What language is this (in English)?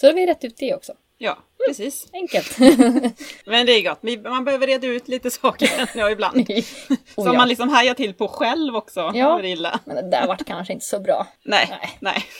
Swedish